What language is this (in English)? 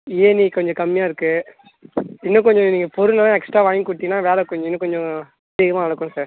Tamil